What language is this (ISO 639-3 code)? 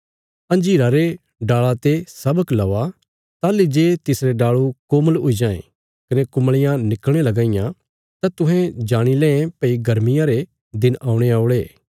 kfs